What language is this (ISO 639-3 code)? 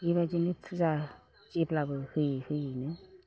brx